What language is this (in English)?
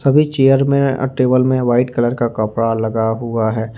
Hindi